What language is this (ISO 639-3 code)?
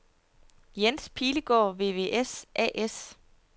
dan